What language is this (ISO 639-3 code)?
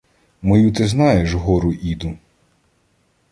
ukr